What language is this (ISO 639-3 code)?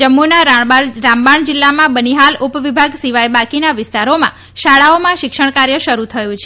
guj